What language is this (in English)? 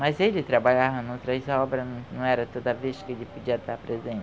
Portuguese